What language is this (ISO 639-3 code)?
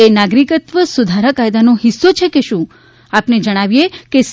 guj